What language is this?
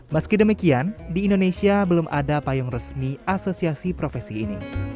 Indonesian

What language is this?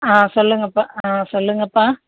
Tamil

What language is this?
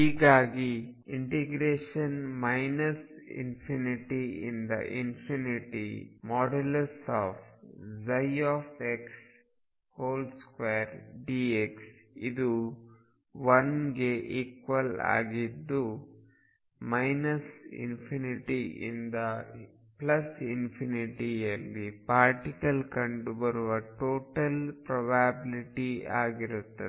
Kannada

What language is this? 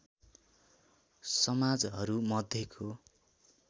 Nepali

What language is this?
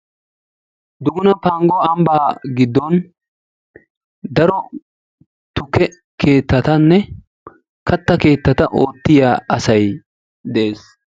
Wolaytta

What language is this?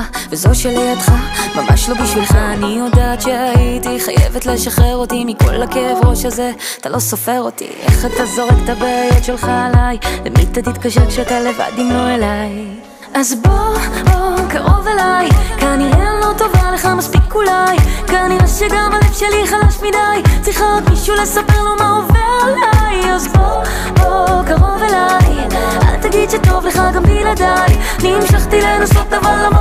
Hebrew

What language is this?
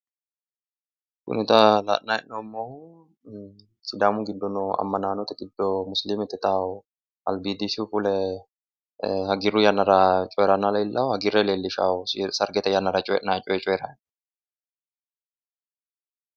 Sidamo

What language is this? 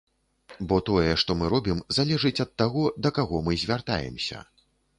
Belarusian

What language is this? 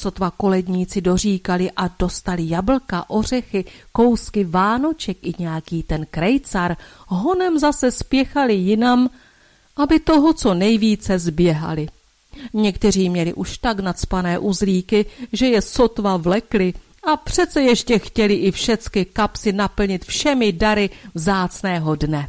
Czech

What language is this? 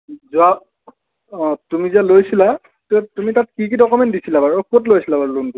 Assamese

